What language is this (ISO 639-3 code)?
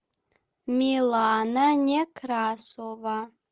rus